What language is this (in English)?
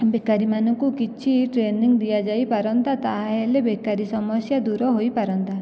Odia